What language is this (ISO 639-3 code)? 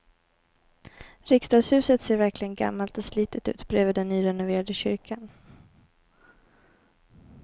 swe